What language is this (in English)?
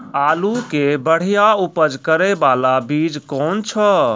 Maithili